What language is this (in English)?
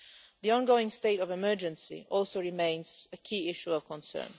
English